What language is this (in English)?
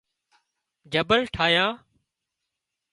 Wadiyara Koli